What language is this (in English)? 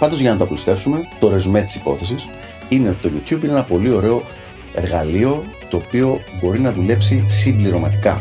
Greek